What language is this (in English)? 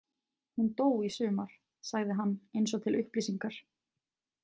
Icelandic